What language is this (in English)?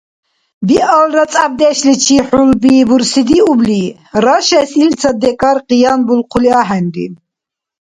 Dargwa